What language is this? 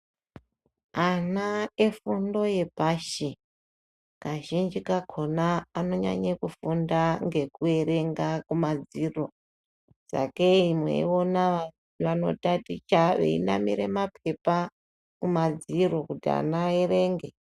Ndau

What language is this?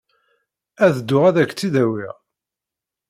Kabyle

